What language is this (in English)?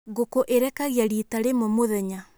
Kikuyu